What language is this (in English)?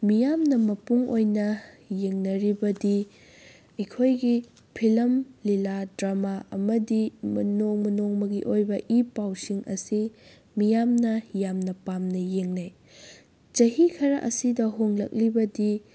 Manipuri